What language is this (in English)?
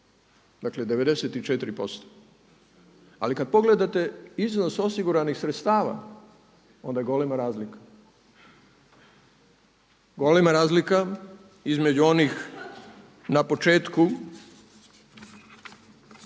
Croatian